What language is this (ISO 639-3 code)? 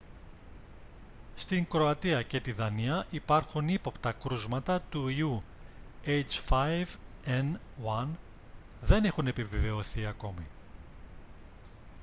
ell